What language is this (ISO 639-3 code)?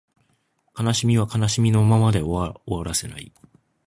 jpn